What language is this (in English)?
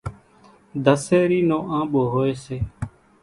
Kachi Koli